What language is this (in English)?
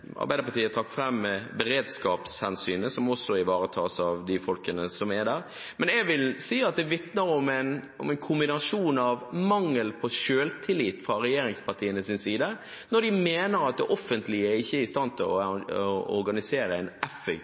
Norwegian Bokmål